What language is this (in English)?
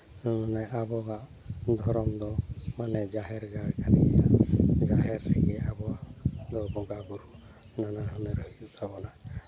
Santali